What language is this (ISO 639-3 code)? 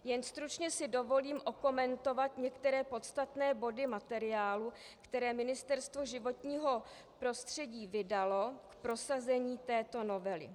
ces